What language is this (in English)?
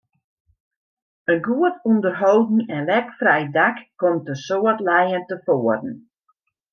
Western Frisian